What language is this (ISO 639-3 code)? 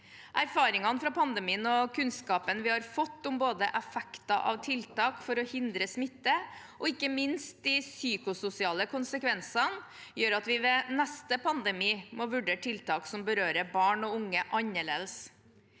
nor